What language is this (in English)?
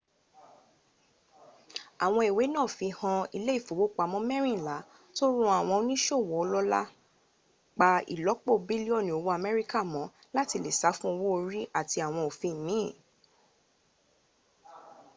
Yoruba